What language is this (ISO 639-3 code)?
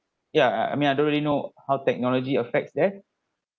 eng